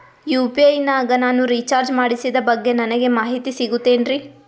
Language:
Kannada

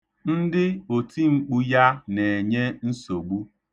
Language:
Igbo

